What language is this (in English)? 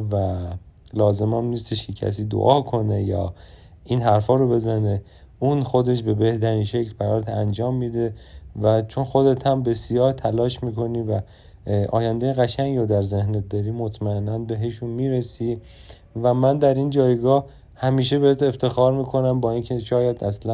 Persian